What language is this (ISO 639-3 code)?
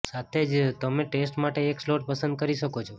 guj